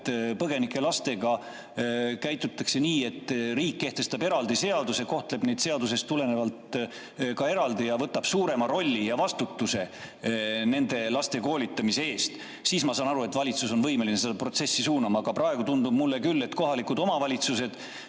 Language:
Estonian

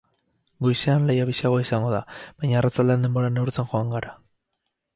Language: Basque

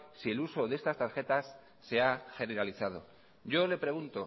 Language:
Spanish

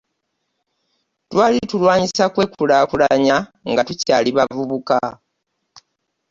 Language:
Ganda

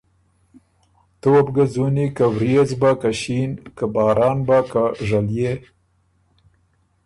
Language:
Ormuri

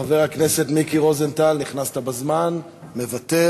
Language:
Hebrew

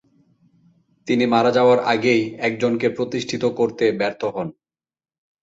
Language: Bangla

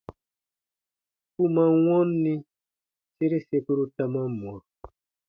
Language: Baatonum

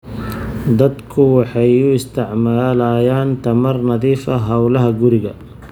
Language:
Somali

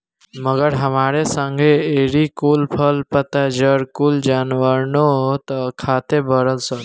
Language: Bhojpuri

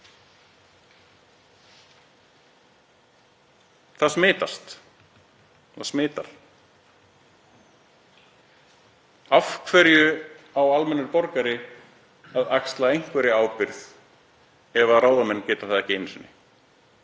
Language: Icelandic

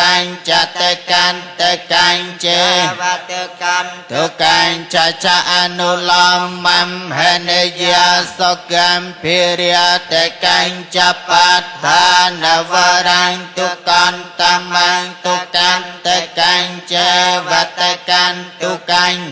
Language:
Indonesian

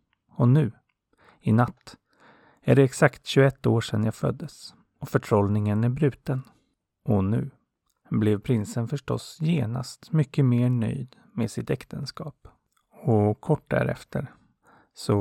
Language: Swedish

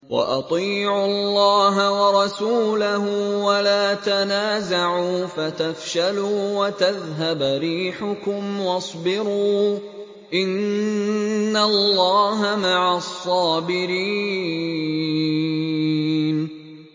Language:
Arabic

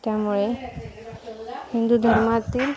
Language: Marathi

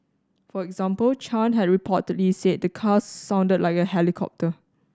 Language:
English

